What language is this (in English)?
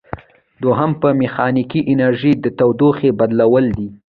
Pashto